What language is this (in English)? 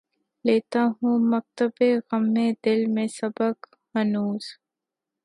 Urdu